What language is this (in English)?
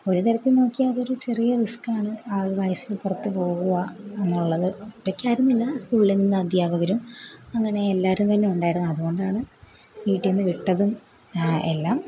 Malayalam